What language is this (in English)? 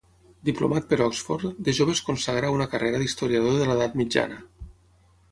Catalan